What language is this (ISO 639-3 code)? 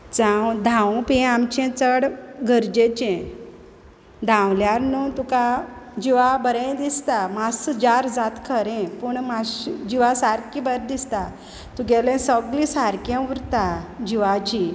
kok